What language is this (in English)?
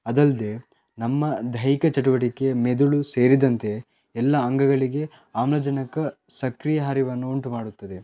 Kannada